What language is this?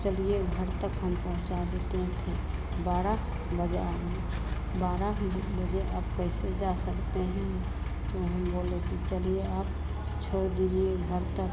Hindi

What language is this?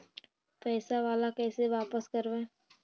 Magahi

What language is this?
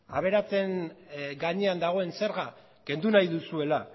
Basque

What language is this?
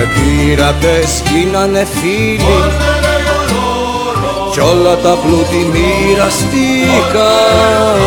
Greek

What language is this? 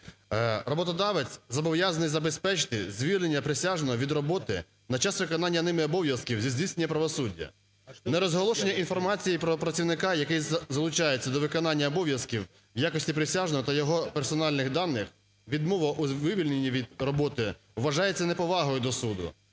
Ukrainian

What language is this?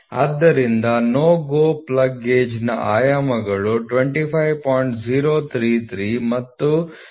Kannada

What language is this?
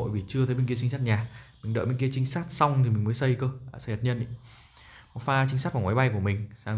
Vietnamese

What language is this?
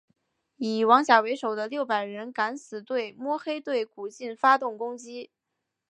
Chinese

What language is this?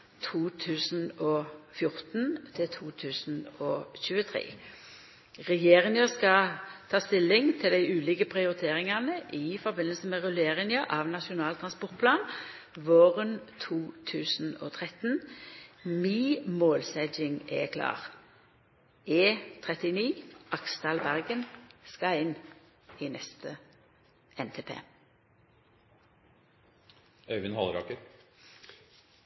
Norwegian Nynorsk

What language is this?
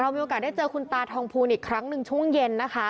Thai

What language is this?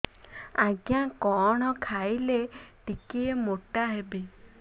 Odia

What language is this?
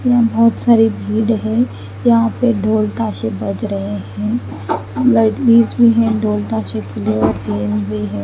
Hindi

